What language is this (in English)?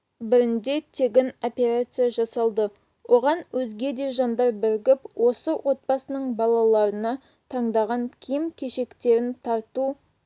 Kazakh